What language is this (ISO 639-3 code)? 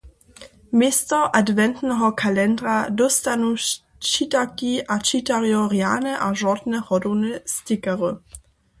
hsb